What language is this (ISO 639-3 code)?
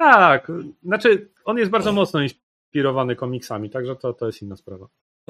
pol